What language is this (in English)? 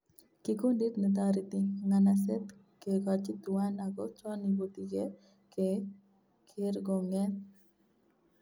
Kalenjin